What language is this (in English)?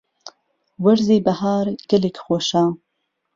Central Kurdish